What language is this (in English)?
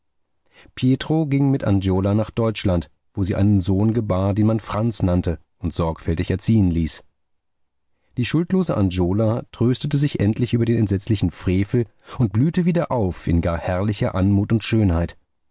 German